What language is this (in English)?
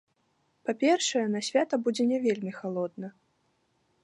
Belarusian